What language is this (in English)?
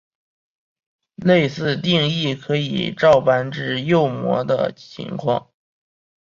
Chinese